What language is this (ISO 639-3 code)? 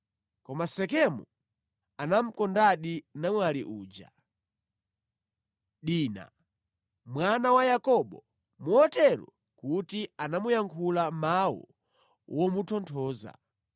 nya